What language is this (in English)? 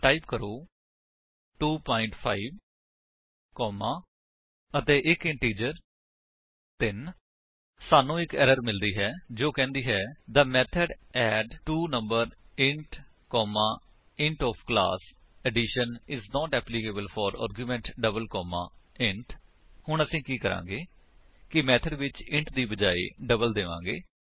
Punjabi